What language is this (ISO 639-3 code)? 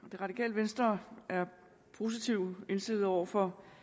dan